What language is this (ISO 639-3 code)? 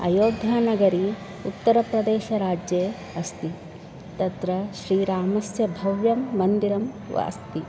san